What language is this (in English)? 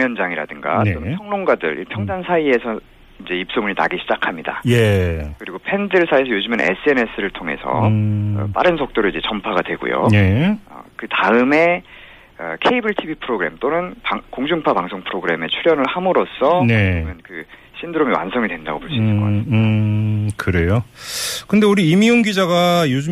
Korean